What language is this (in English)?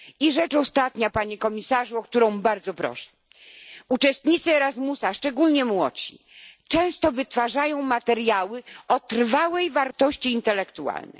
Polish